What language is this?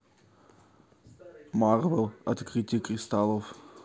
Russian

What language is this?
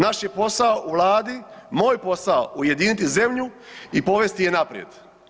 Croatian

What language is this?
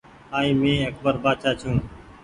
Goaria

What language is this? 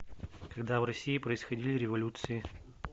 Russian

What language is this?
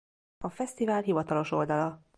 Hungarian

